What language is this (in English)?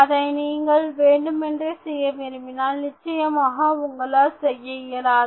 Tamil